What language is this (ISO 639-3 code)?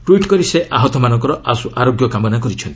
ori